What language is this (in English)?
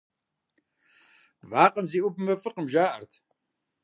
Kabardian